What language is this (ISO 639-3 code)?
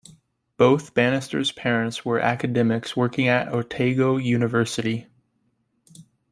eng